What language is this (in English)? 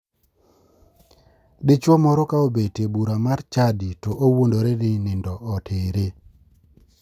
Luo (Kenya and Tanzania)